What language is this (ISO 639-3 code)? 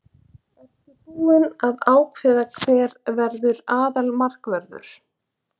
isl